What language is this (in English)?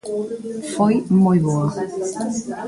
Galician